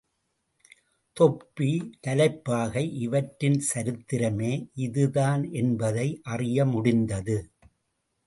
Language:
Tamil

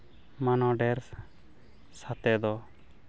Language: Santali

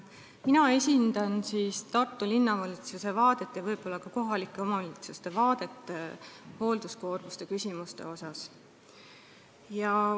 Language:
Estonian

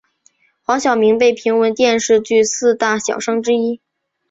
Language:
Chinese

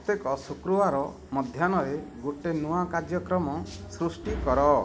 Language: Odia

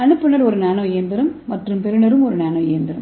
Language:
Tamil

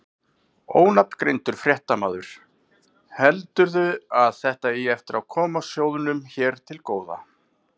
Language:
Icelandic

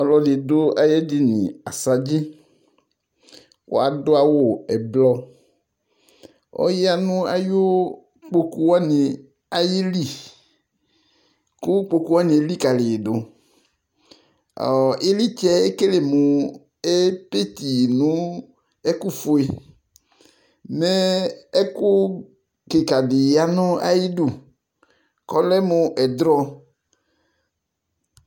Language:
Ikposo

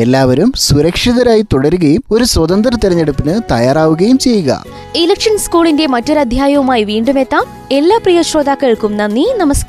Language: Malayalam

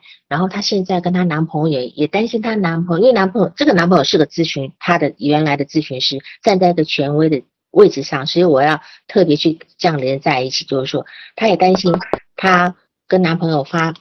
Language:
Chinese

